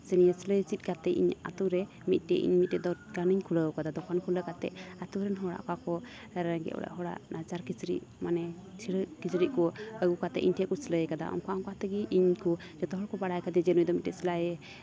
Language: Santali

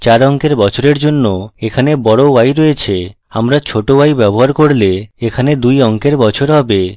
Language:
Bangla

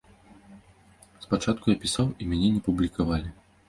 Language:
Belarusian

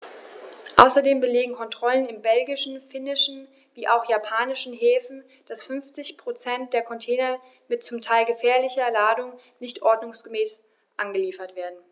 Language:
German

